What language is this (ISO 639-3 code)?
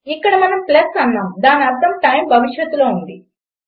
tel